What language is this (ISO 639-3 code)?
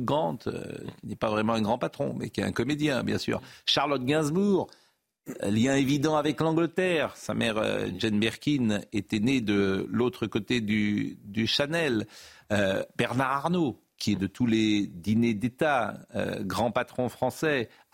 fra